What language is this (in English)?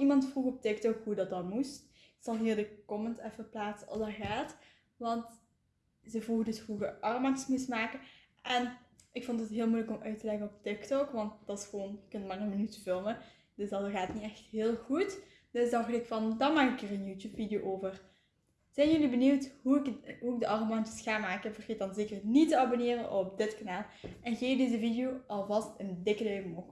Dutch